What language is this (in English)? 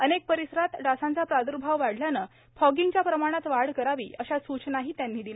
Marathi